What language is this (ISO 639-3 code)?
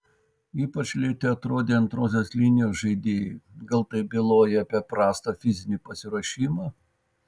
lit